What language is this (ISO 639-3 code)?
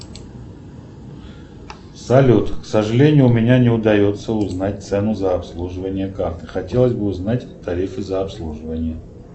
rus